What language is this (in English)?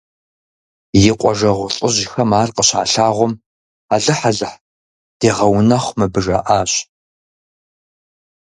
Kabardian